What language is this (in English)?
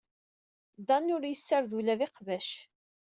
Kabyle